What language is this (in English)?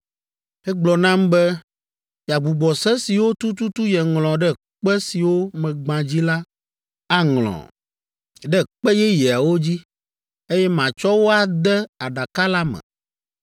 Ewe